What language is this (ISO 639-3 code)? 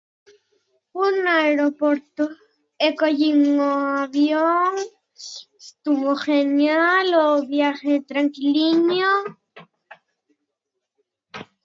glg